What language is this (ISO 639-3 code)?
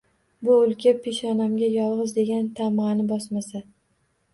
uzb